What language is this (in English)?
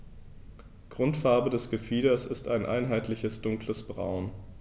German